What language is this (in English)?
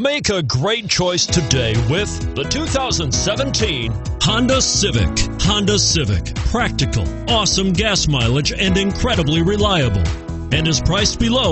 English